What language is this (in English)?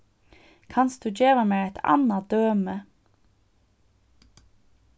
Faroese